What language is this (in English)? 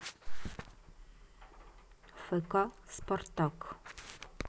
Russian